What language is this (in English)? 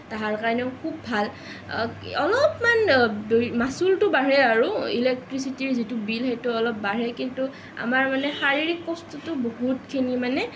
Assamese